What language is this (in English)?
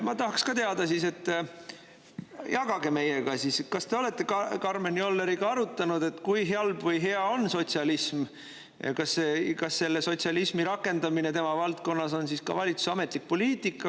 Estonian